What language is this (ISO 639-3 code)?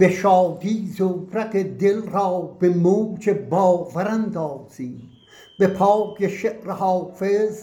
fas